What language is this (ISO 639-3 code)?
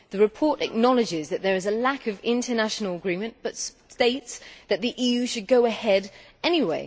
eng